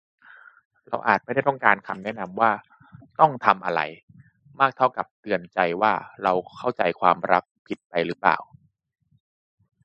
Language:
Thai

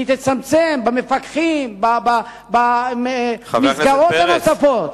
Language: Hebrew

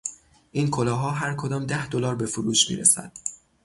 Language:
Persian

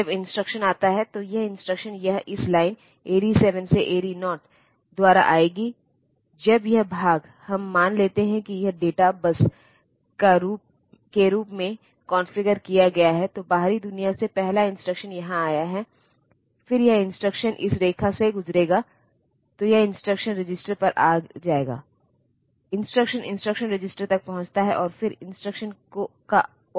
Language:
Hindi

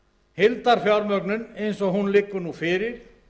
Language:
Icelandic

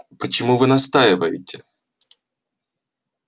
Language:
Russian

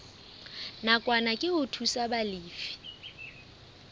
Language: Southern Sotho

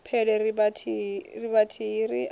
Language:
Venda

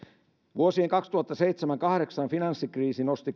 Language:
Finnish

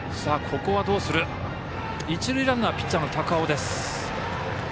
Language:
Japanese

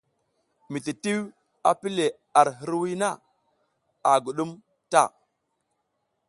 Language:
South Giziga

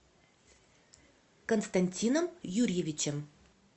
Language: Russian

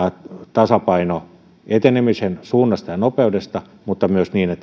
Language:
Finnish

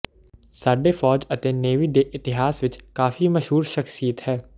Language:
Punjabi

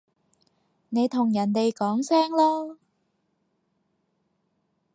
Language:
Cantonese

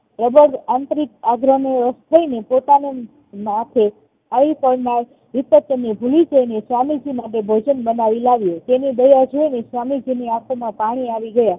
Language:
Gujarati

